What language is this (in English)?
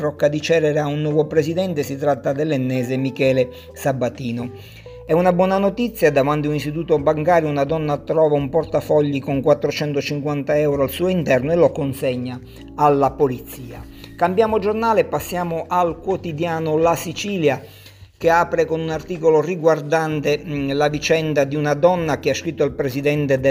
Italian